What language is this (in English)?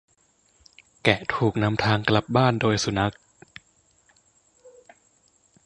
Thai